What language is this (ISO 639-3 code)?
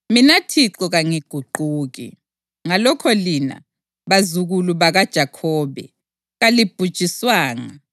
nde